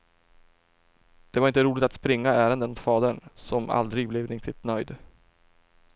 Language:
Swedish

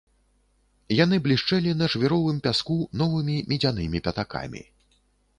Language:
Belarusian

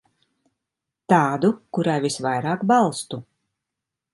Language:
Latvian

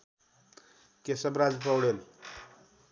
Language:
Nepali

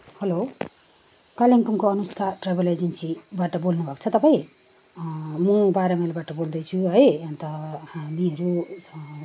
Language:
Nepali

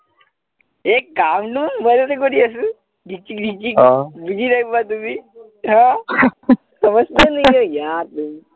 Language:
Assamese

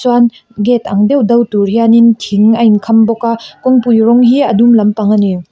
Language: Mizo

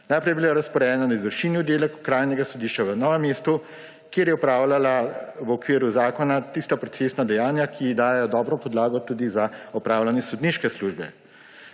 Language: Slovenian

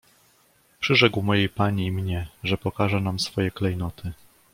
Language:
Polish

